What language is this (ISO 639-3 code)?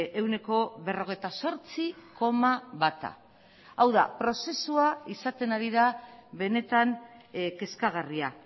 eus